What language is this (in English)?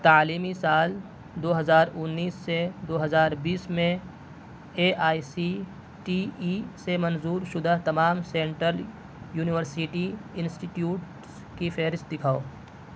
Urdu